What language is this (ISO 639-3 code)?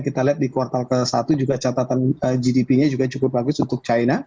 ind